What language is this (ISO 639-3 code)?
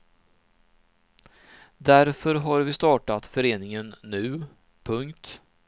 swe